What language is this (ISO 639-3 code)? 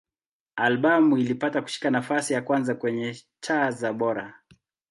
swa